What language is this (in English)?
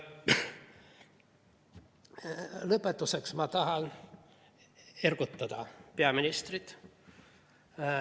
Estonian